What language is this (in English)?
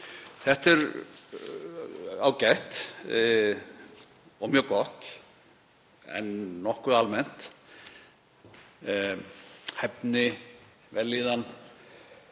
Icelandic